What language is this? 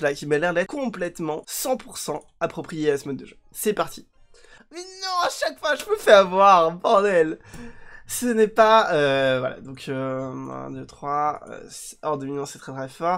French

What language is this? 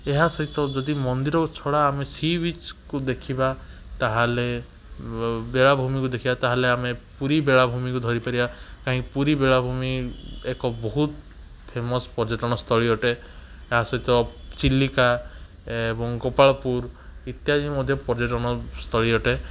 Odia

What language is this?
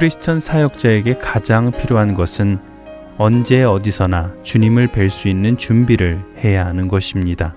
Korean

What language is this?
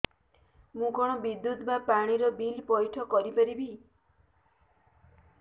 Odia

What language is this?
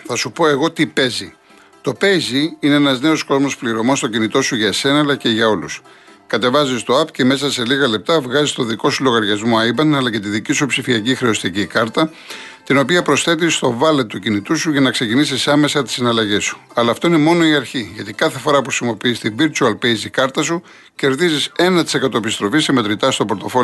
Greek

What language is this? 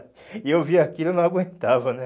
Portuguese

